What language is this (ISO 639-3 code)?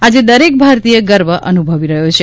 guj